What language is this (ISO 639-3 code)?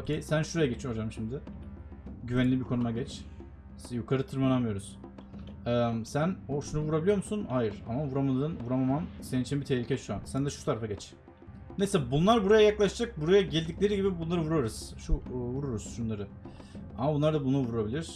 tur